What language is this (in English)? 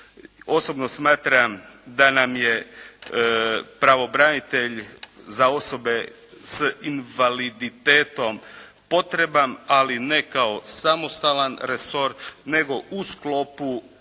Croatian